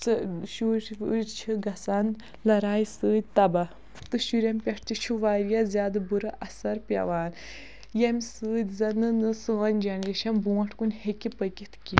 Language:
Kashmiri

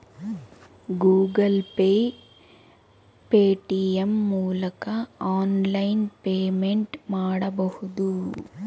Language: Kannada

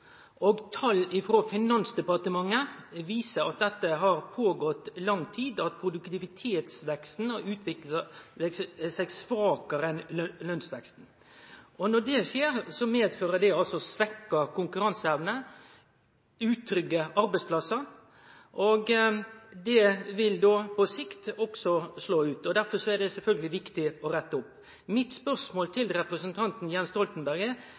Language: Norwegian Nynorsk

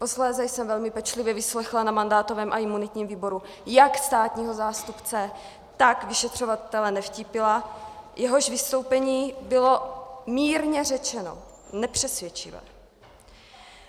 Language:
Czech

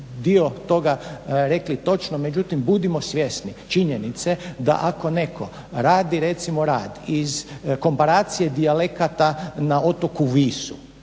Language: Croatian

